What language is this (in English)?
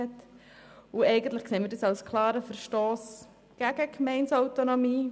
Swiss German